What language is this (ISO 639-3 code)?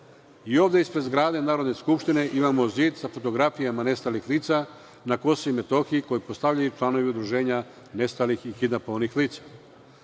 srp